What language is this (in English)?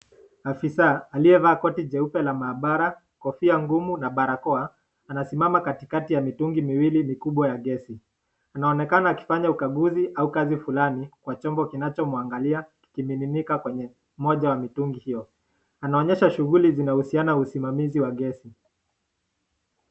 Swahili